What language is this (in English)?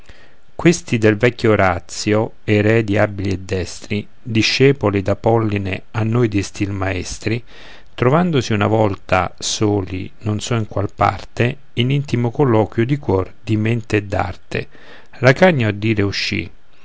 Italian